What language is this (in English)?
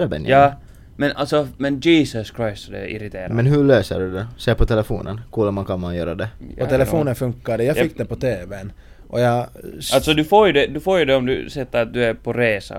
Swedish